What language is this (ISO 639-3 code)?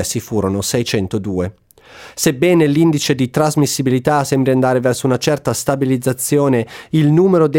ita